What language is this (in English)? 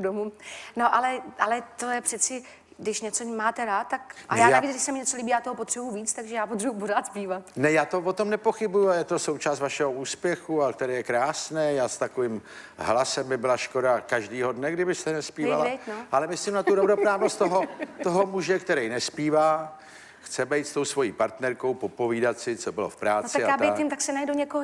Czech